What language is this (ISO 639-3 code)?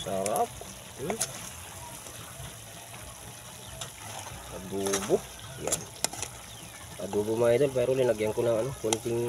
fil